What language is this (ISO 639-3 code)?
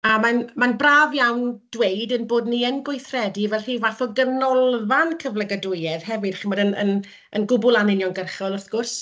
cym